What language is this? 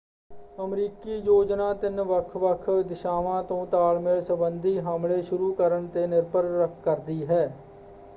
Punjabi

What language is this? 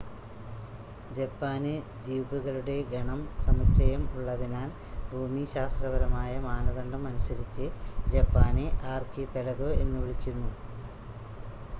Malayalam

